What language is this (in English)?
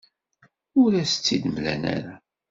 Kabyle